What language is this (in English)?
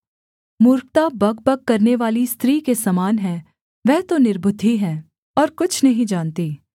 Hindi